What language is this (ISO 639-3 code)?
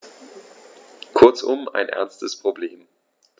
deu